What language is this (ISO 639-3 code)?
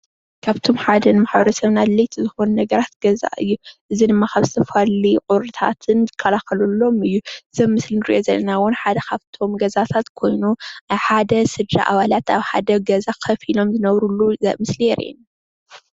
tir